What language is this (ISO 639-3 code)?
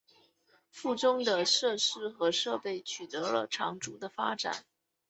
zho